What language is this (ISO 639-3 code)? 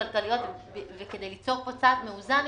heb